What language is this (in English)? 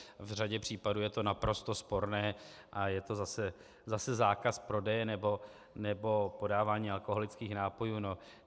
Czech